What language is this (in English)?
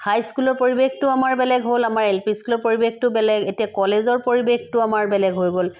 Assamese